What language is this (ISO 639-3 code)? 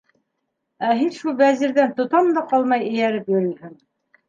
bak